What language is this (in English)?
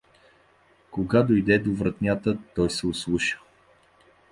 Bulgarian